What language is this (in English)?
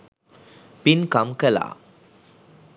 Sinhala